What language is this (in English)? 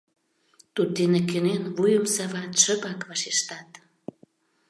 Mari